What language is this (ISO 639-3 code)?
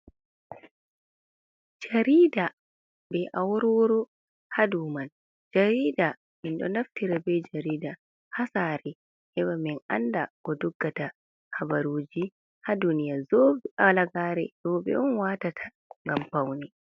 ful